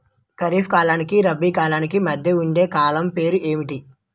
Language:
Telugu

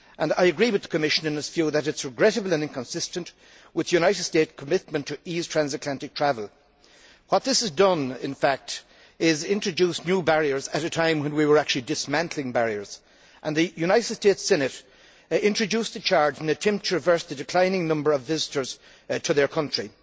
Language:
English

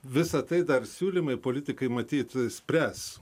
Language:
Lithuanian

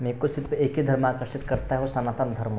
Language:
Hindi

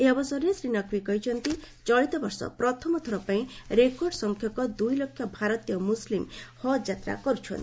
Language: Odia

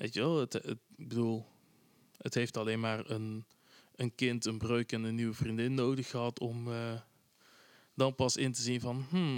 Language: Dutch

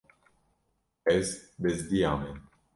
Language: Kurdish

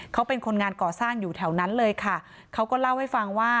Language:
Thai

